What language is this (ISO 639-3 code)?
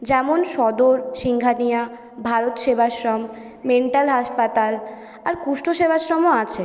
ben